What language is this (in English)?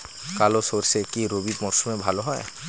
Bangla